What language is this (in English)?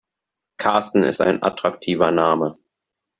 German